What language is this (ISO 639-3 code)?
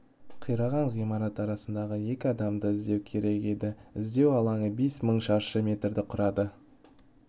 kaz